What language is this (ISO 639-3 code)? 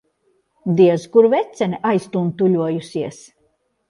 lav